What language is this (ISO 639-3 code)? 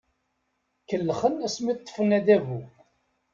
kab